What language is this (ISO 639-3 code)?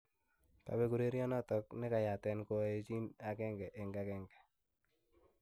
kln